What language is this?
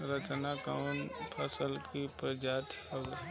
Bhojpuri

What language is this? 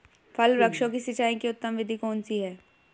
Hindi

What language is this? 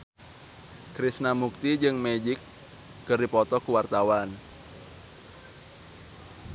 Sundanese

